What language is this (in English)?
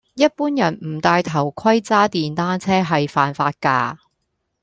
Cantonese